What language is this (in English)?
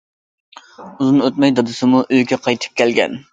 Uyghur